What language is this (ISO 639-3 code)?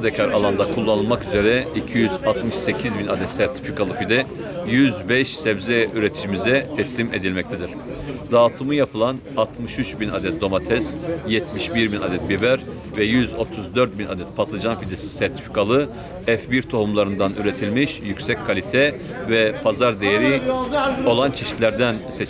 tur